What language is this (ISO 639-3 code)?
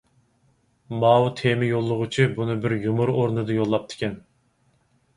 uig